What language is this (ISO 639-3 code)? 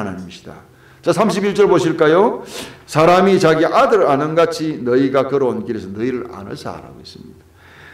kor